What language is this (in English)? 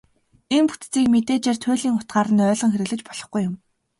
Mongolian